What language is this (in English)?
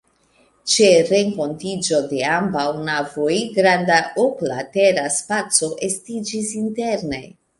Esperanto